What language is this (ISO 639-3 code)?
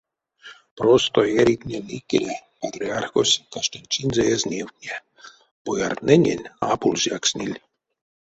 myv